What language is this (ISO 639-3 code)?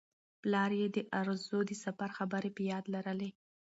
pus